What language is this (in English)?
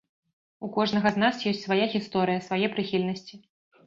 Belarusian